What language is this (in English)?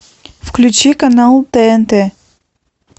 Russian